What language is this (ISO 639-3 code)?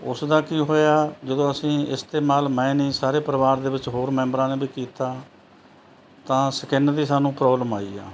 pan